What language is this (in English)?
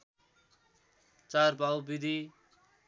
Nepali